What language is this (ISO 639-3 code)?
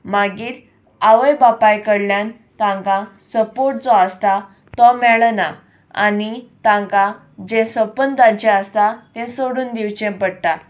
kok